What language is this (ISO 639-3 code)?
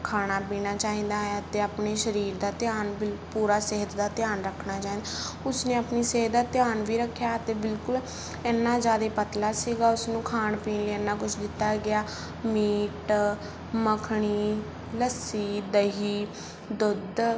pan